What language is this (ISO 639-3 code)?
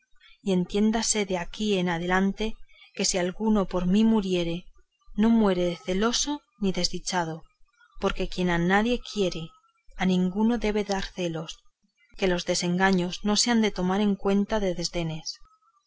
spa